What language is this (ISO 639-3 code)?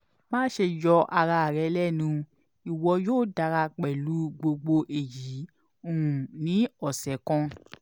yor